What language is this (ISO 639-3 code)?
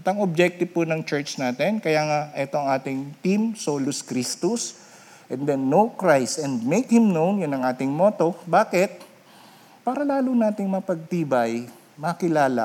fil